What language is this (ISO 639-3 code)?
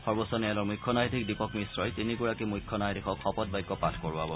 asm